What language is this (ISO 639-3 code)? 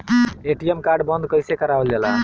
bho